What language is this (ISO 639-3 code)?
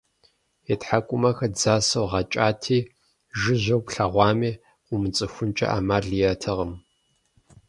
kbd